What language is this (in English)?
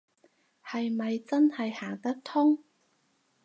Cantonese